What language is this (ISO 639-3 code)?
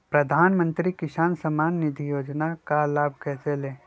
mag